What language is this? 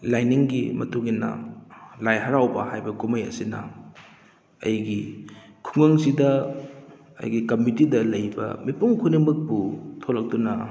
Manipuri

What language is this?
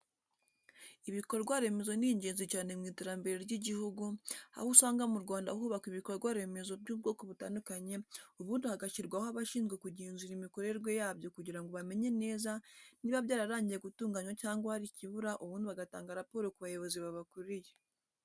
Kinyarwanda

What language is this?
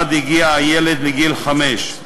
Hebrew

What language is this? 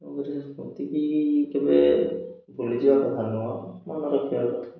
Odia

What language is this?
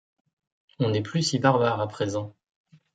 French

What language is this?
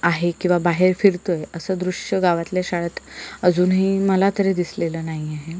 Marathi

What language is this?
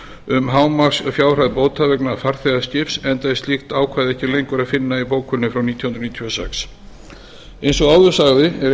Icelandic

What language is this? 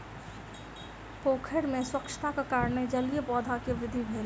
Maithili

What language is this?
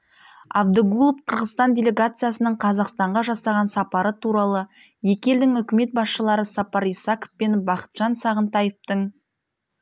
Kazakh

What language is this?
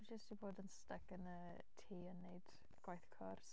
Welsh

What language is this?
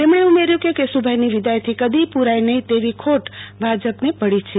Gujarati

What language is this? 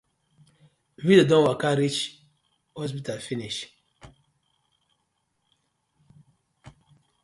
Nigerian Pidgin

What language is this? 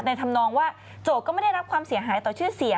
Thai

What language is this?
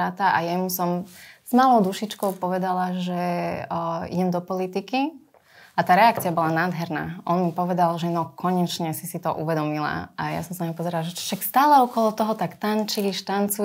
Slovak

